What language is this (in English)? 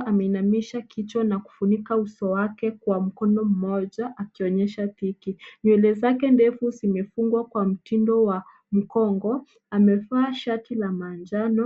Swahili